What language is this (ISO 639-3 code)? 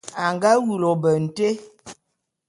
bum